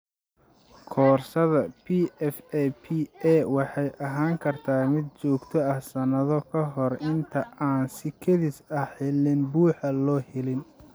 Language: Somali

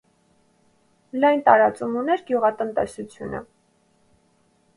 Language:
Armenian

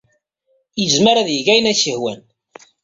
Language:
Kabyle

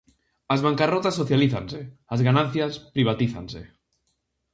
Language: Galician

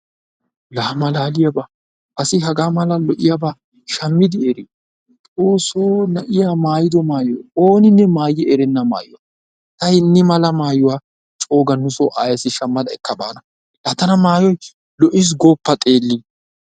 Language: Wolaytta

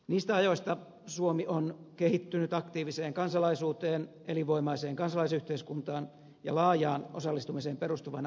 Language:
Finnish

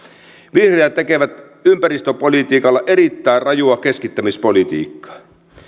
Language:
Finnish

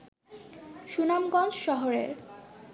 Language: Bangla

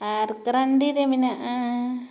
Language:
Santali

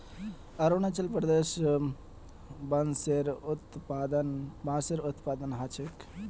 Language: Magahi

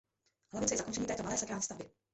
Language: Czech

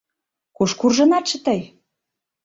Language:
Mari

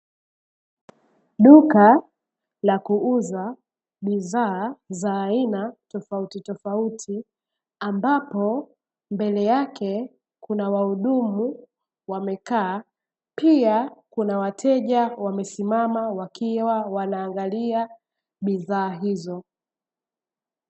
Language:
Swahili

